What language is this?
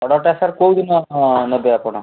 Odia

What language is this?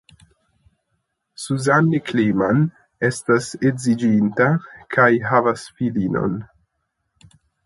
Esperanto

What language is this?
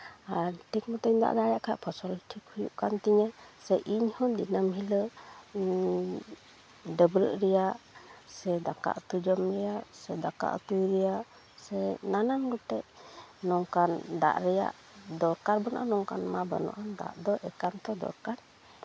Santali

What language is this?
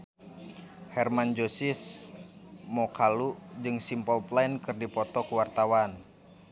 Sundanese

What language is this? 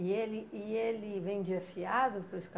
Portuguese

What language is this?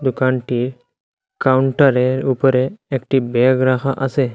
Bangla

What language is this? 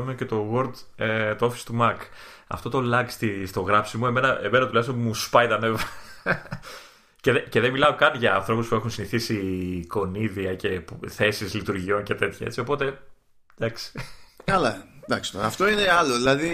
Greek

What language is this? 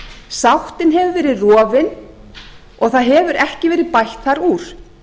Icelandic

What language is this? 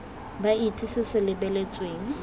Tswana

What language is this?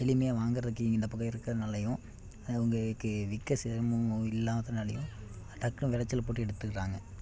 Tamil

